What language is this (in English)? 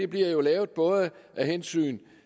Danish